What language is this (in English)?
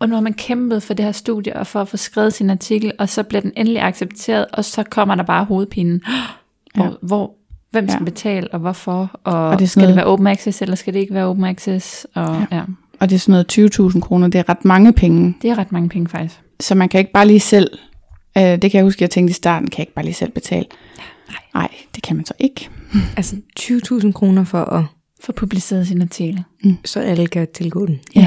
Danish